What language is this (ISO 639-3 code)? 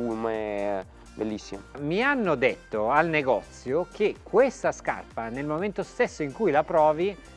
ita